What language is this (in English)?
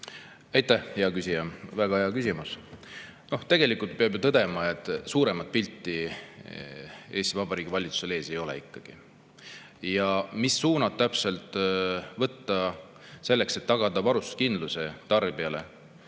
Estonian